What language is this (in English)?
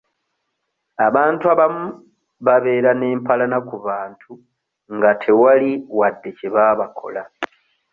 Ganda